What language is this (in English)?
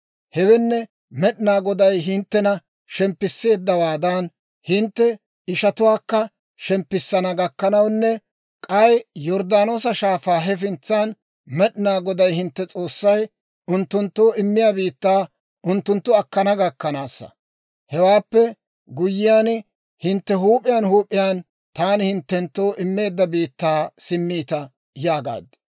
Dawro